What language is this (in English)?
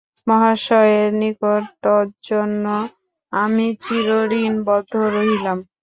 Bangla